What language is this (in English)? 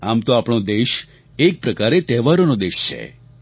Gujarati